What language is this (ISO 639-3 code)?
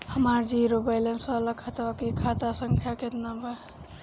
bho